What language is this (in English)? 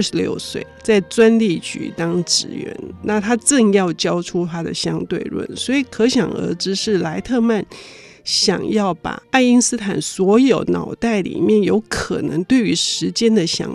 Chinese